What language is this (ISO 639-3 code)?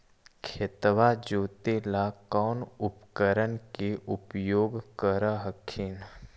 mag